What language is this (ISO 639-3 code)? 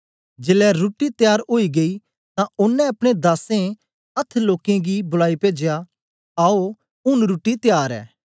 doi